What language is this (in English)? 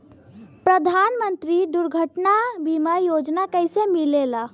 Bhojpuri